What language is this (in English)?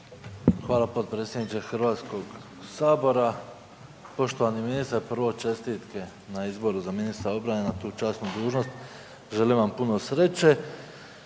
Croatian